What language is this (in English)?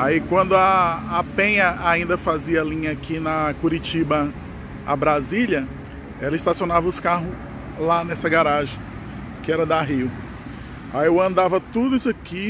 Portuguese